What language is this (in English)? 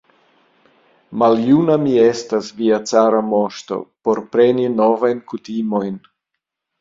Esperanto